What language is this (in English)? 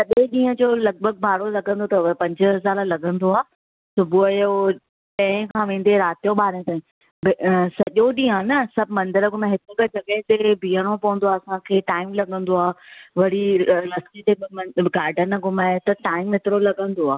Sindhi